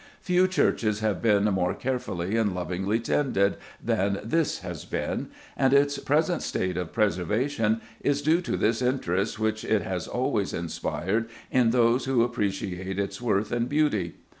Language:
English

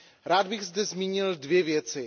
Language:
Czech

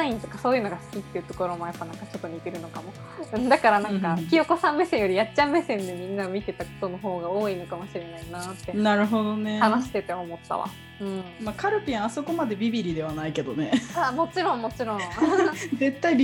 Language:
Japanese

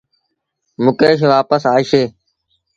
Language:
Sindhi Bhil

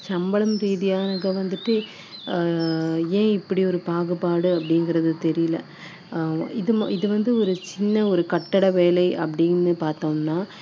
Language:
Tamil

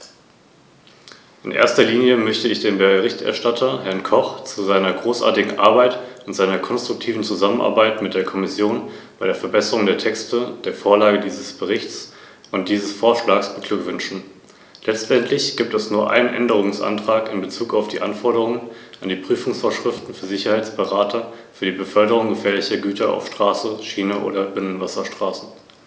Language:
German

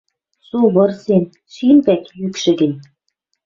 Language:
Western Mari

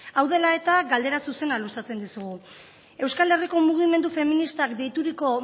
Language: Basque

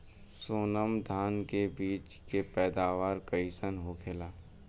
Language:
Bhojpuri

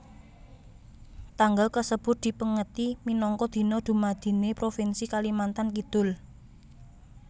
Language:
Javanese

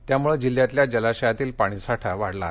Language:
Marathi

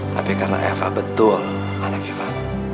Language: Indonesian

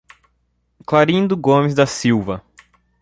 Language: Portuguese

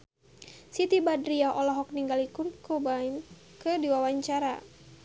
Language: Sundanese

